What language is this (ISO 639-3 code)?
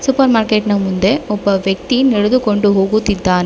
kan